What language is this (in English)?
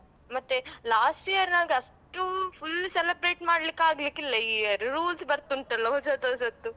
Kannada